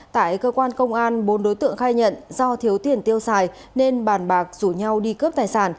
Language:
Vietnamese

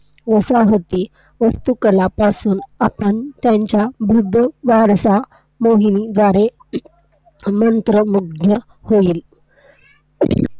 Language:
Marathi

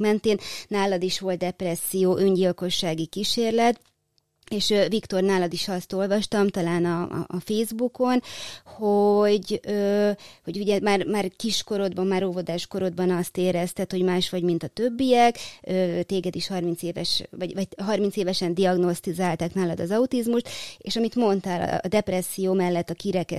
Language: Hungarian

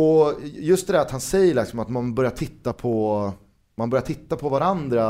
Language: Swedish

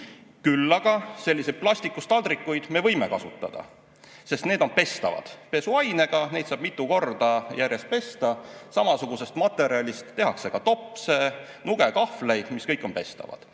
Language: Estonian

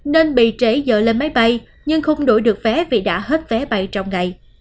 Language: Vietnamese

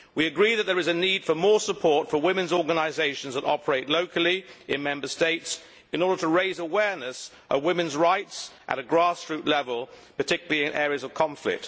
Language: English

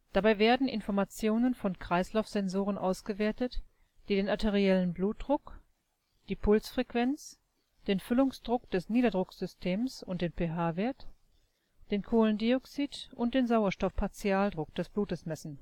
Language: German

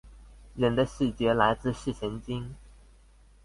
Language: Chinese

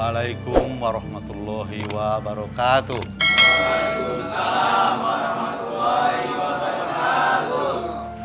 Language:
Indonesian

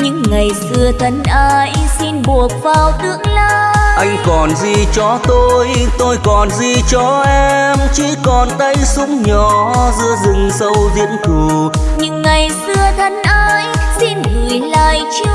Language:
Vietnamese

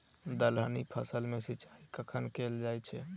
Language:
Maithili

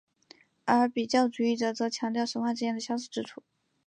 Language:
Chinese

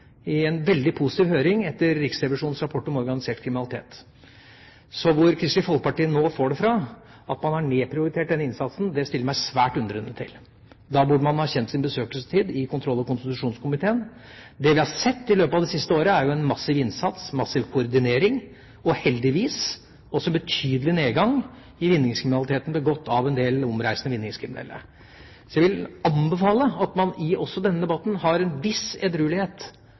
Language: Norwegian Bokmål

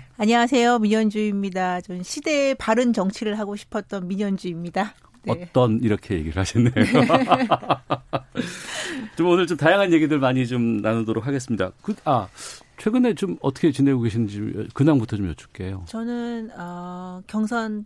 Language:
Korean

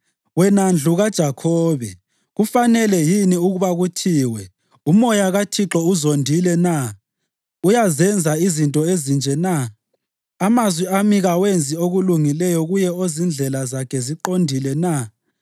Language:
North Ndebele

